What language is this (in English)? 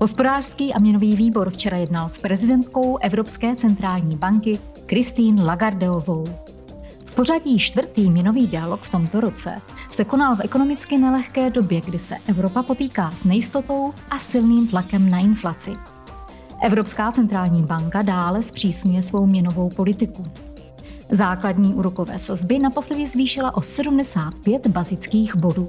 Czech